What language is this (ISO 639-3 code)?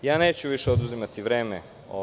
srp